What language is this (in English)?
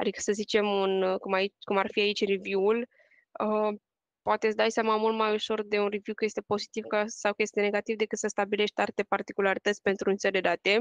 Romanian